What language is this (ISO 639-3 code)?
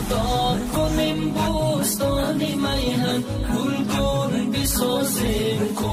fas